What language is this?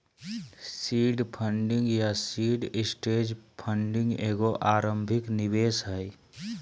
Magahi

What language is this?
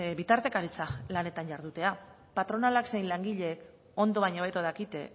Basque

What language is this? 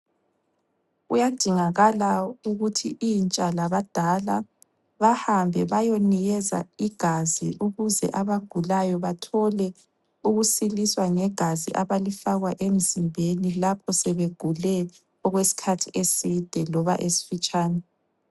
North Ndebele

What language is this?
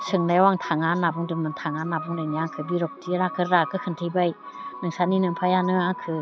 Bodo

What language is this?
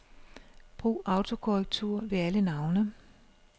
Danish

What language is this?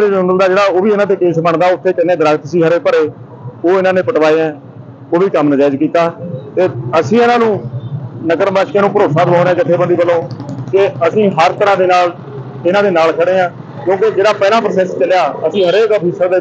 Punjabi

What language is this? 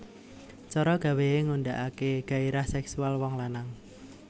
Javanese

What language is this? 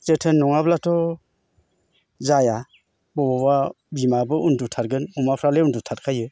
Bodo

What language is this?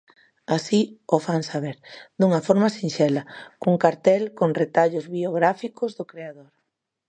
Galician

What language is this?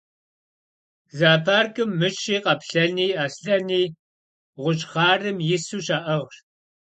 Kabardian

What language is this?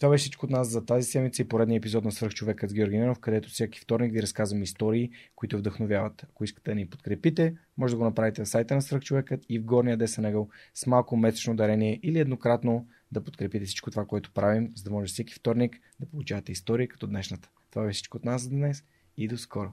Bulgarian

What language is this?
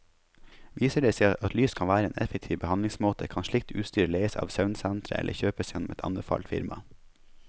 Norwegian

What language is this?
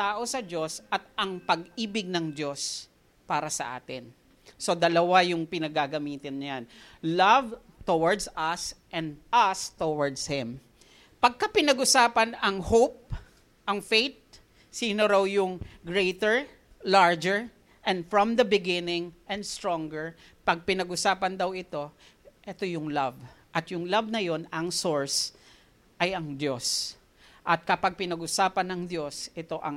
Filipino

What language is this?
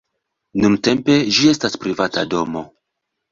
Esperanto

